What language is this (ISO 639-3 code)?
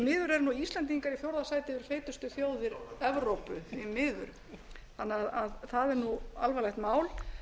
isl